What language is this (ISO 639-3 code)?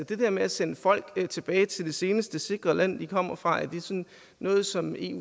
dan